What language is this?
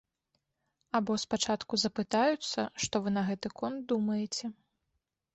Belarusian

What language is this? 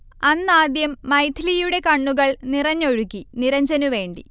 Malayalam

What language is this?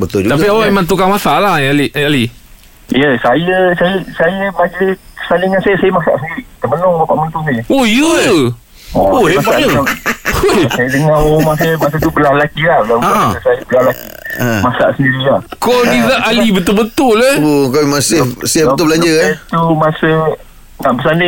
Malay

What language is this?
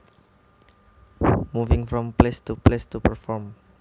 Javanese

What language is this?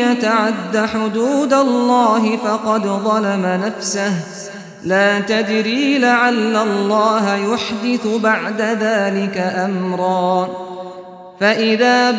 Arabic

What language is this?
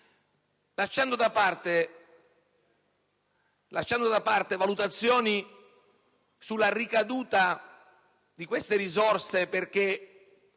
Italian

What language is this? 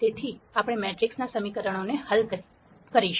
Gujarati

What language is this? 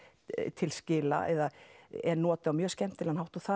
Icelandic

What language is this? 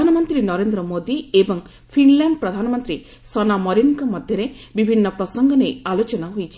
Odia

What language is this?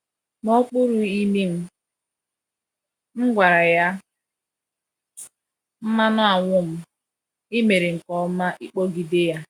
Igbo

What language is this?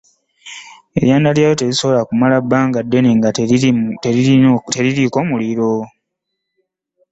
Ganda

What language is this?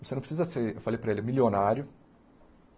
Portuguese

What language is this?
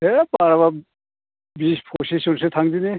Bodo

